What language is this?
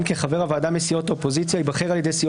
Hebrew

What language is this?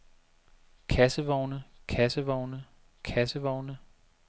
Danish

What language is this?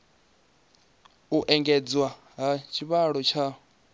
Venda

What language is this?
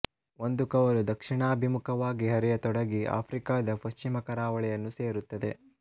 Kannada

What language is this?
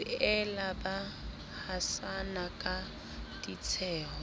Southern Sotho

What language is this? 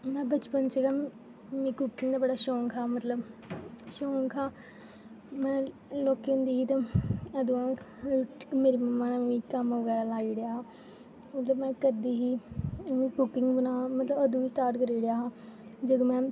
Dogri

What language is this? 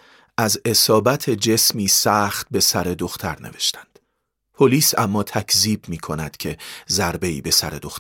Persian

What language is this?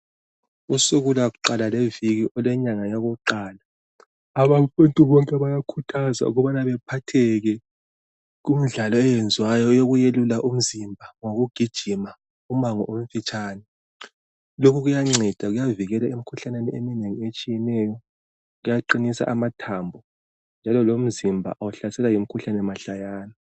North Ndebele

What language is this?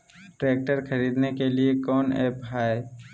Magahi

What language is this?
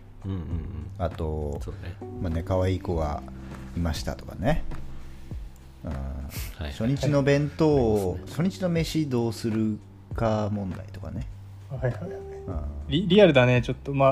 Japanese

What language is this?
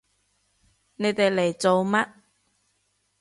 Cantonese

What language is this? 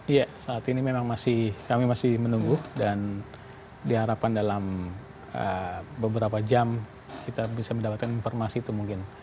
Indonesian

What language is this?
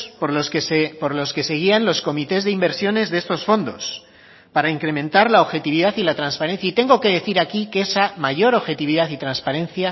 Spanish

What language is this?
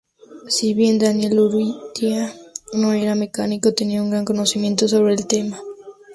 Spanish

